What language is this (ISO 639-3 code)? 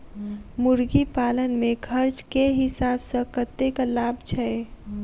mai